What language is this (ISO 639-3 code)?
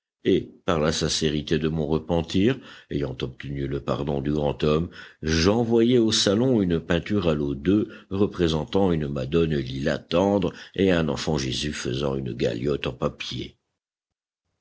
fra